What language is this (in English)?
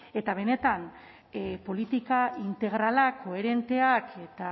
Basque